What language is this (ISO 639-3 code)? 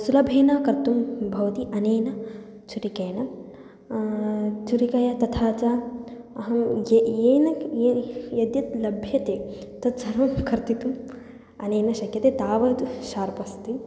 san